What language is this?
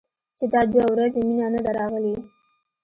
Pashto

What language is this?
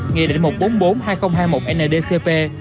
Vietnamese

